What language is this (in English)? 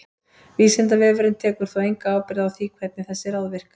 Icelandic